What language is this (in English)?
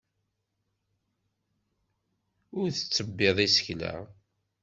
Kabyle